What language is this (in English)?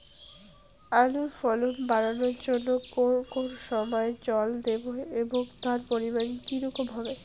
Bangla